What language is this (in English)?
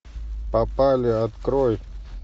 Russian